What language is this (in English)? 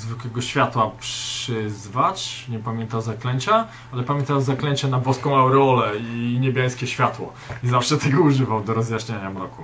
Polish